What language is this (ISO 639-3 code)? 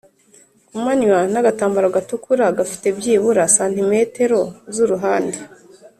kin